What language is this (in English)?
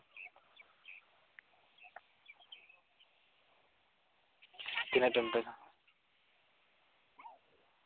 Santali